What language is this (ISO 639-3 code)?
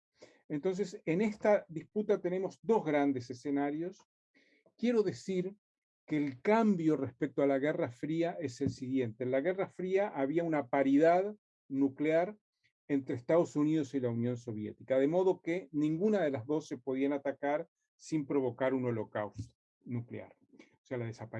spa